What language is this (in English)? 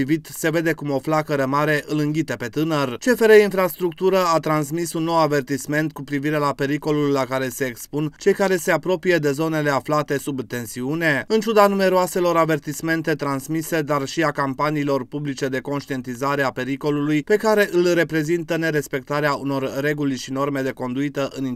Romanian